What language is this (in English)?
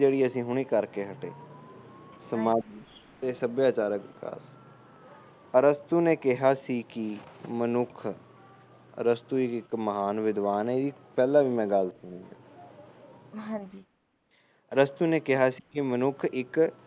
Punjabi